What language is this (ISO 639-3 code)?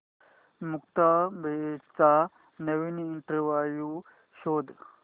mar